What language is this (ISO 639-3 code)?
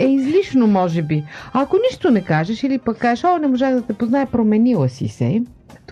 bul